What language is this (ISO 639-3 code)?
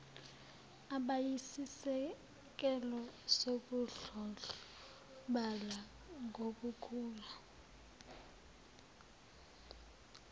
zul